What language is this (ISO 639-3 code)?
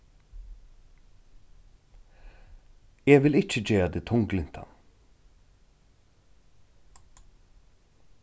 fao